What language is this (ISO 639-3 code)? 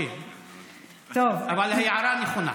heb